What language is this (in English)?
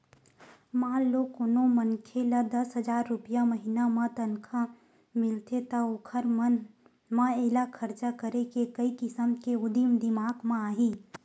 Chhattisgarhi